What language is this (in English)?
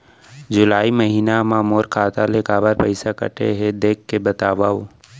Chhattisgarhi